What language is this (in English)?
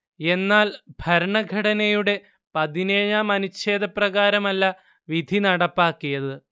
Malayalam